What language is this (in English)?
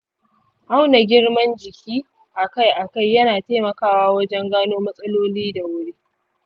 Hausa